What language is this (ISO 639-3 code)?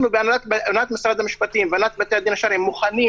heb